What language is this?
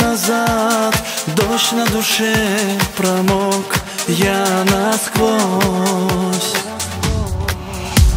Romanian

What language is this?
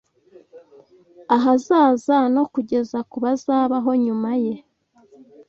Kinyarwanda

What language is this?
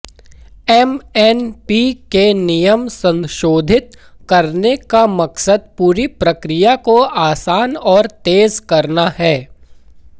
Hindi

